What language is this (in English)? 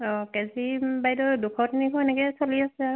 Assamese